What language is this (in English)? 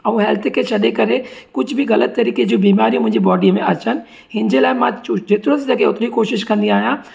Sindhi